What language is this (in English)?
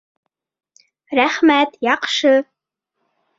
Bashkir